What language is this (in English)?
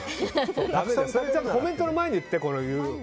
Japanese